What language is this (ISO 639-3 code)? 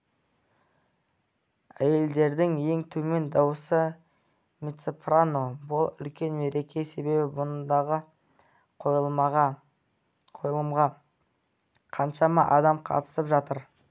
kaz